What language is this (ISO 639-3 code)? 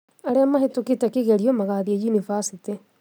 kik